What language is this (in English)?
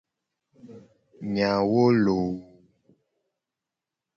Gen